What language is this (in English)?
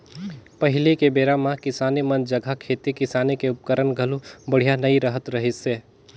Chhattisgarhi